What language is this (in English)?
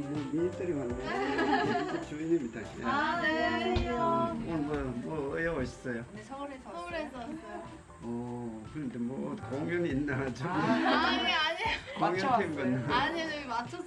Korean